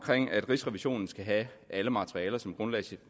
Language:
Danish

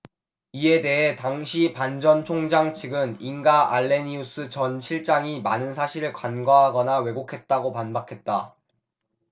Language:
Korean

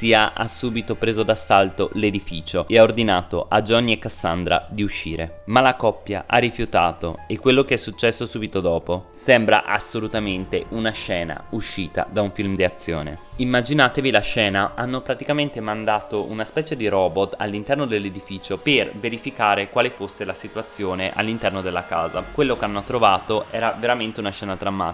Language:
Italian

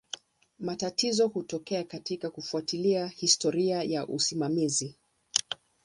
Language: Swahili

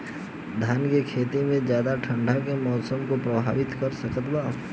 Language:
Bhojpuri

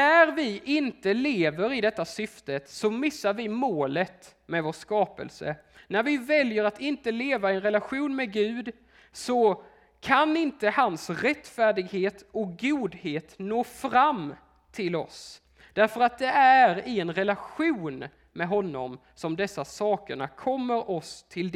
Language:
Swedish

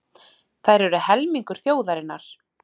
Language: Icelandic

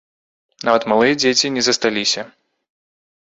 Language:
Belarusian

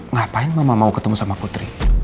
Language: Indonesian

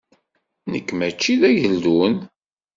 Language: Kabyle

